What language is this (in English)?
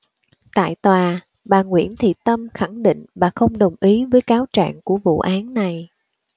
Vietnamese